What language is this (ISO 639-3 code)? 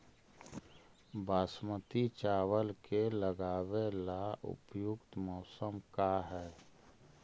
mag